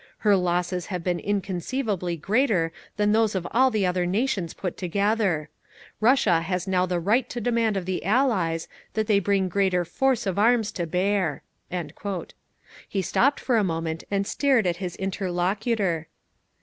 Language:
English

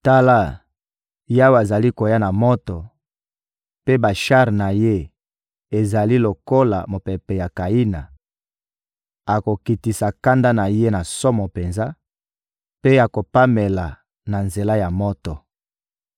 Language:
Lingala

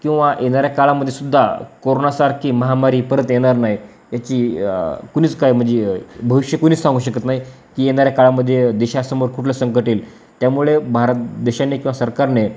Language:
Marathi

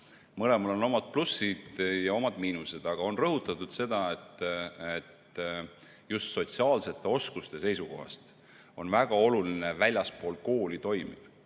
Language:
Estonian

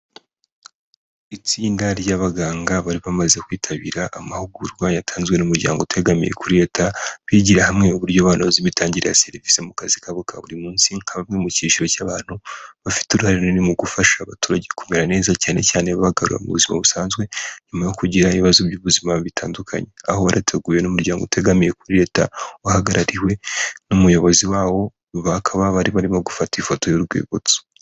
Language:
Kinyarwanda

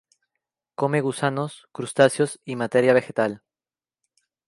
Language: Spanish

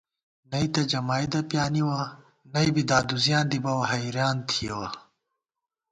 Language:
Gawar-Bati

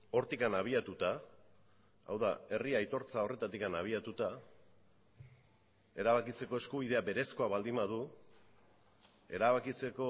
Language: Basque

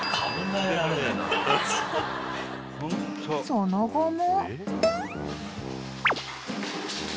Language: Japanese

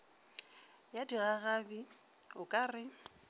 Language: Northern Sotho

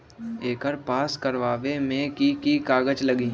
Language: Magahi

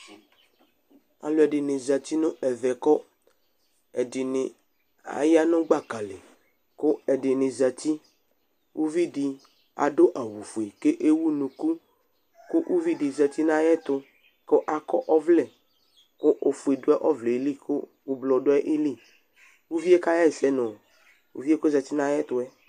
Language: Ikposo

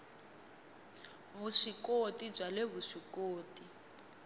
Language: Tsonga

